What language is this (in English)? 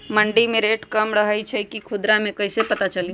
Magahi